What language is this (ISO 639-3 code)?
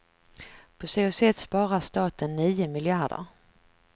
swe